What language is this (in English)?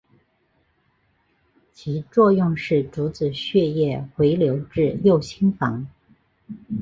Chinese